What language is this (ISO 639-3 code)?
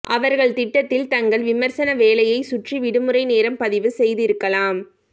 tam